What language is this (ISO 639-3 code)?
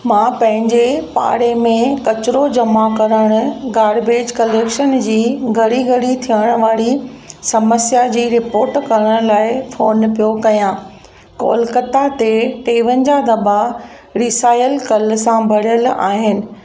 snd